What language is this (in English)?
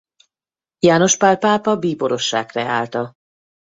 Hungarian